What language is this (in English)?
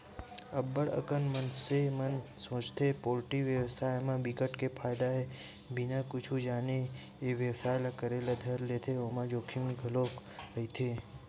Chhattisgarhi